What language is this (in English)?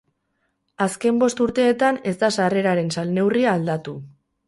Basque